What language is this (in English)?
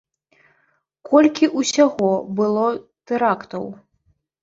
Belarusian